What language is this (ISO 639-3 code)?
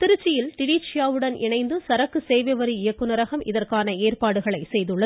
tam